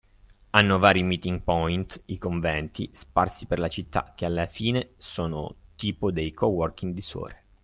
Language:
Italian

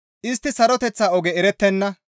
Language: Gamo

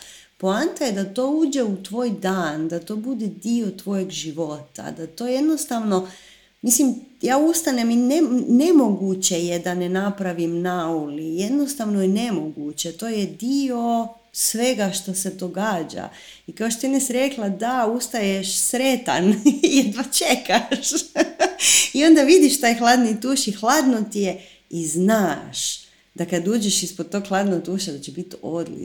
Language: Croatian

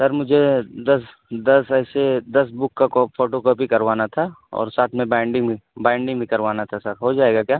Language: Urdu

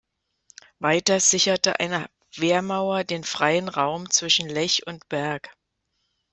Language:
German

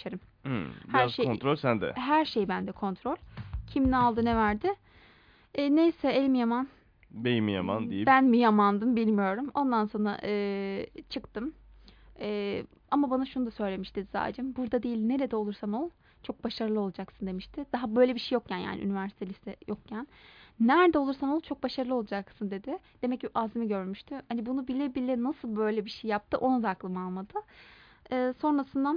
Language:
Turkish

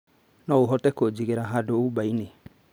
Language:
Kikuyu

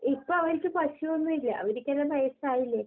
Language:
Malayalam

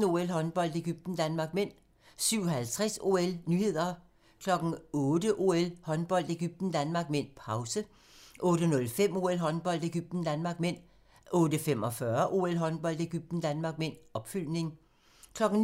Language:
Danish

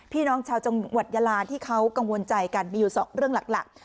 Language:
Thai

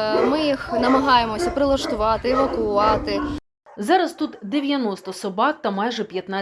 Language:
Ukrainian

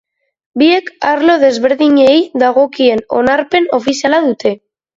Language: Basque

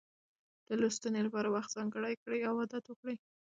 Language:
Pashto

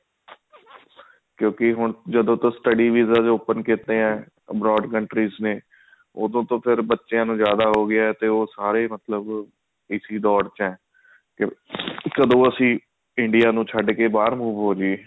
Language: Punjabi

